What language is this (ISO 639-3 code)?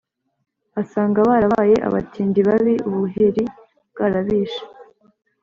kin